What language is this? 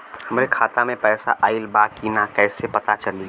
Bhojpuri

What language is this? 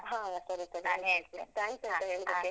Kannada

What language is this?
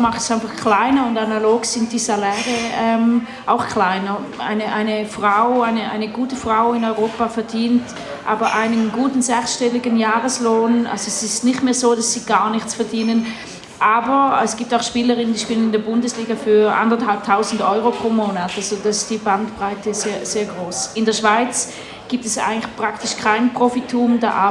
German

